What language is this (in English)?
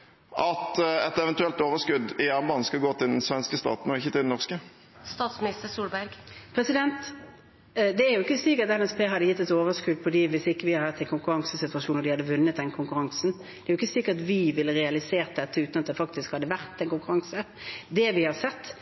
Norwegian Bokmål